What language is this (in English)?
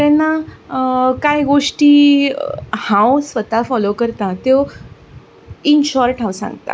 Konkani